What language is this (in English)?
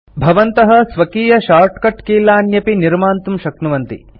Sanskrit